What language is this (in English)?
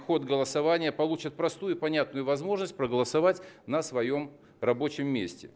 Russian